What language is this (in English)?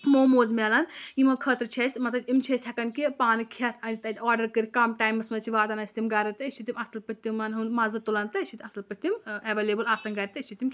Kashmiri